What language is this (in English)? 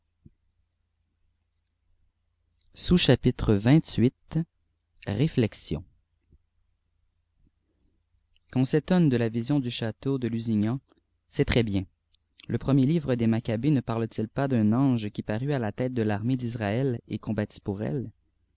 French